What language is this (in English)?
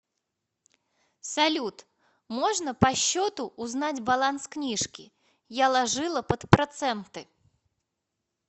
Russian